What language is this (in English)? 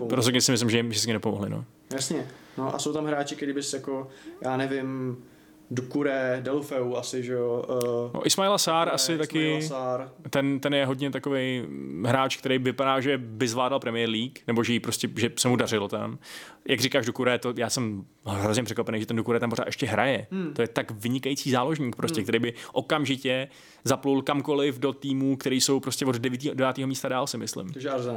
Czech